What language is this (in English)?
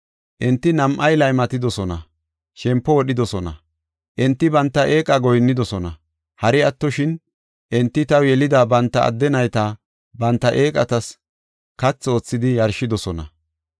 Gofa